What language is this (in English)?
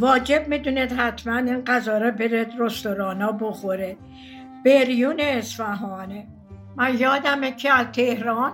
Persian